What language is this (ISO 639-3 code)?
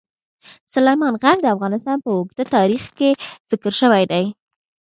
pus